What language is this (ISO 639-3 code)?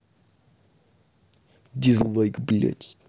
rus